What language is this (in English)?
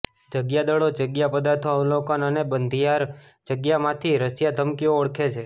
Gujarati